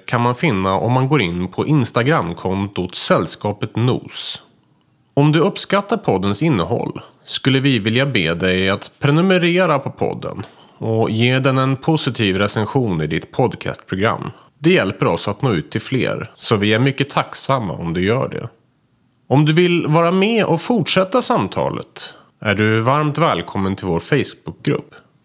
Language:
Swedish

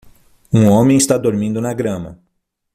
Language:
Portuguese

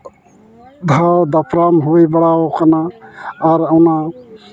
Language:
Santali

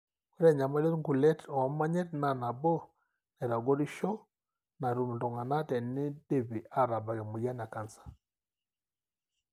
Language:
Masai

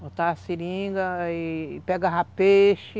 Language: Portuguese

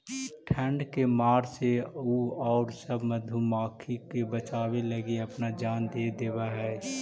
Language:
Magahi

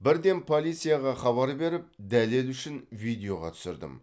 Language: Kazakh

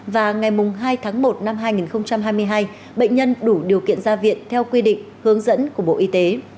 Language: Vietnamese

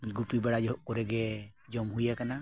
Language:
Santali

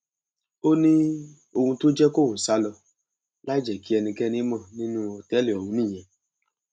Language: Yoruba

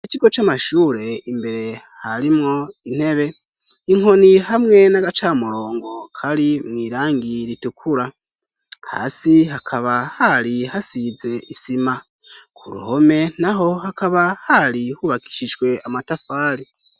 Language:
Rundi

